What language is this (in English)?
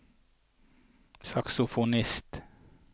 Norwegian